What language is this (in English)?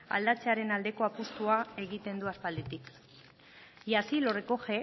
Basque